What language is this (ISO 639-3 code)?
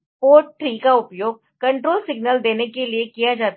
hin